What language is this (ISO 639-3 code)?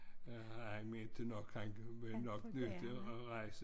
dan